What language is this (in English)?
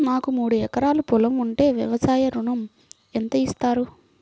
Telugu